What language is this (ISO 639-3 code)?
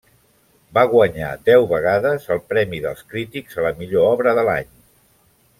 cat